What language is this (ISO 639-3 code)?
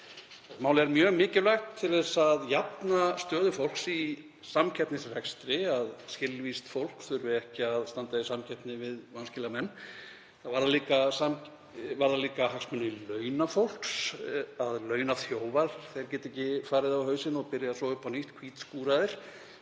isl